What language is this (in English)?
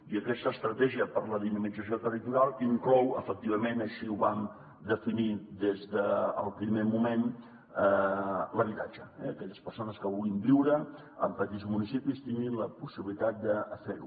Catalan